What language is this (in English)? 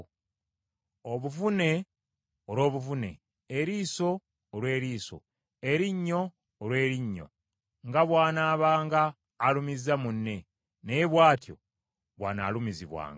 Ganda